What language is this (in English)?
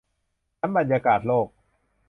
Thai